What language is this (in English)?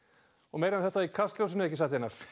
Icelandic